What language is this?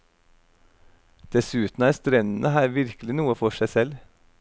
Norwegian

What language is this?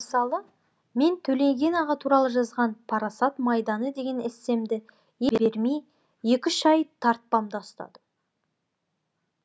Kazakh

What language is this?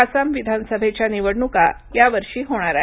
Marathi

